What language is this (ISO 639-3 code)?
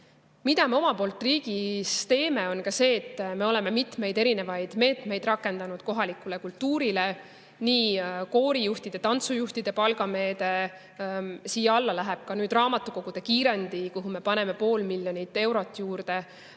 est